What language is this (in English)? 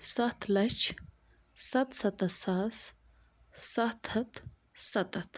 Kashmiri